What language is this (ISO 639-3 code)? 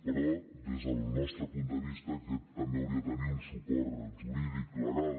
cat